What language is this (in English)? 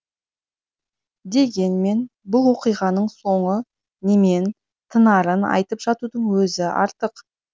Kazakh